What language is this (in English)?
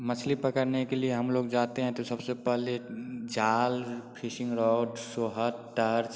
Hindi